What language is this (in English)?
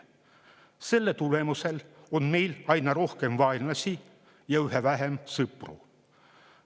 Estonian